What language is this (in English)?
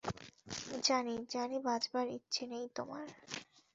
Bangla